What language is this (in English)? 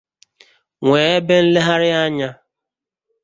Igbo